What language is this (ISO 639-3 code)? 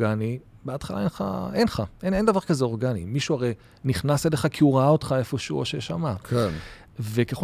heb